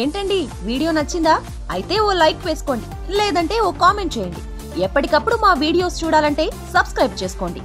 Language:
Telugu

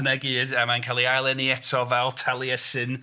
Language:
Welsh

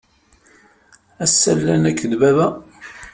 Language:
Kabyle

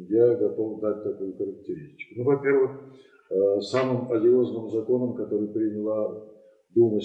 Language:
Russian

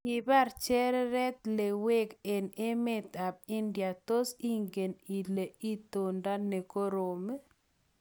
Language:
Kalenjin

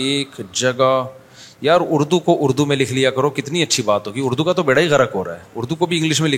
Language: Urdu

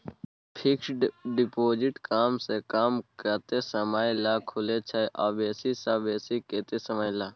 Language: Maithili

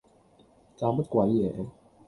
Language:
Cantonese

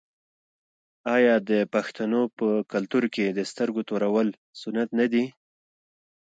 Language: Pashto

